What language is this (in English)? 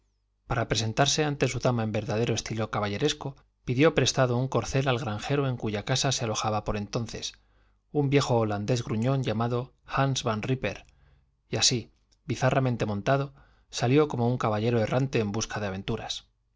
Spanish